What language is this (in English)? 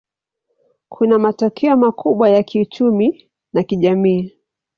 Swahili